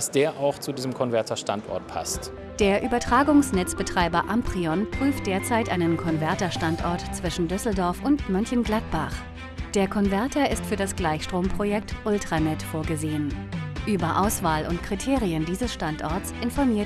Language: German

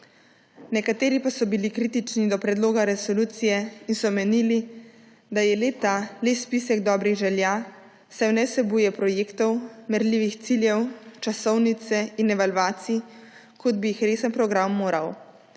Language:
Slovenian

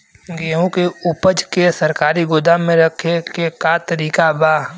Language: Bhojpuri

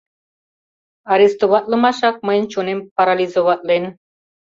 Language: Mari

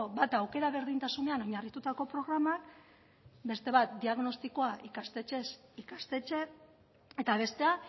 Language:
Basque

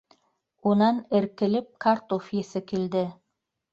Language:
Bashkir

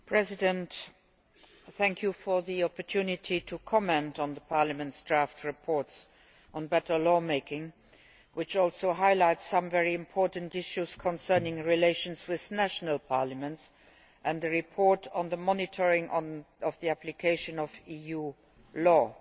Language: English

